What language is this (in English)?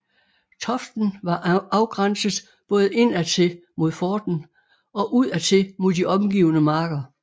Danish